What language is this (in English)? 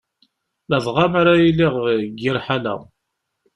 Kabyle